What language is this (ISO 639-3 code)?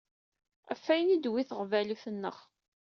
kab